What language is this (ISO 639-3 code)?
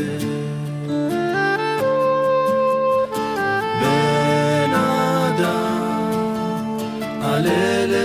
heb